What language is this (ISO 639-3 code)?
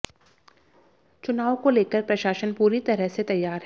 hin